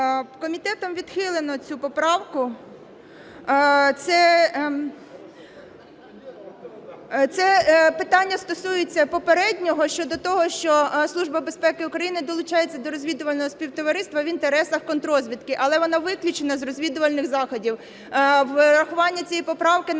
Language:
Ukrainian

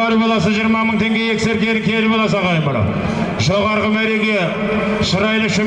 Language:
Turkish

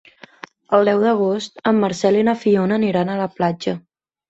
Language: Catalan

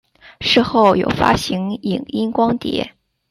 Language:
Chinese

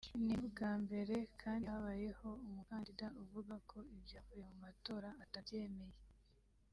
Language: Kinyarwanda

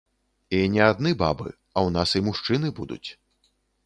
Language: Belarusian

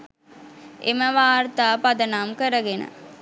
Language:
Sinhala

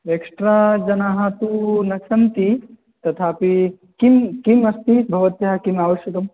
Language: Sanskrit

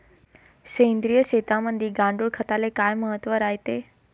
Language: Marathi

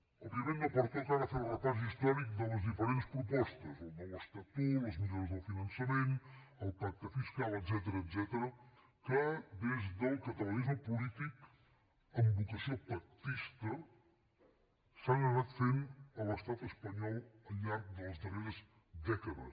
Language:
Catalan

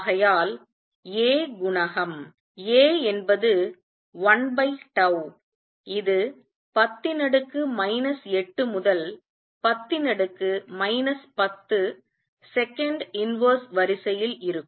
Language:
Tamil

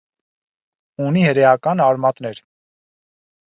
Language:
Armenian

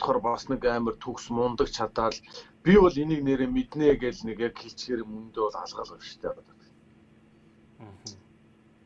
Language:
Turkish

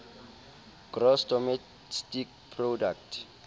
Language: Southern Sotho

